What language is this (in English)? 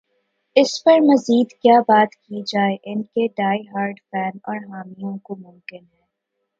Urdu